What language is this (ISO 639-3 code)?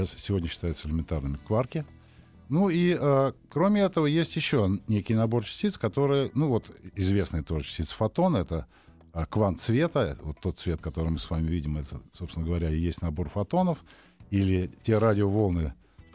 rus